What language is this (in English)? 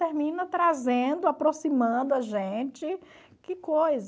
Portuguese